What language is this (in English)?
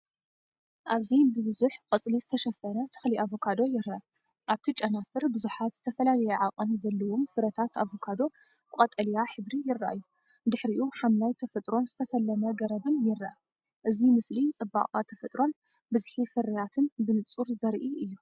Tigrinya